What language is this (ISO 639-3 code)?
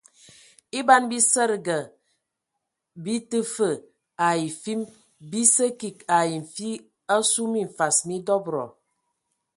ewo